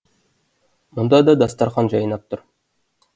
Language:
Kazakh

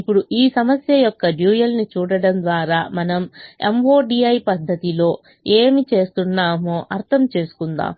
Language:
Telugu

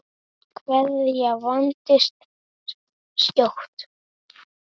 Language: Icelandic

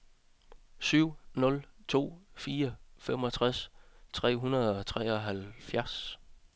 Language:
Danish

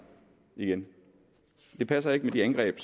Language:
Danish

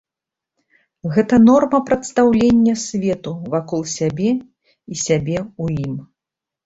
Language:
Belarusian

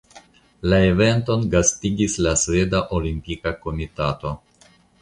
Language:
Esperanto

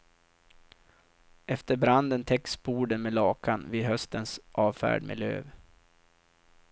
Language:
Swedish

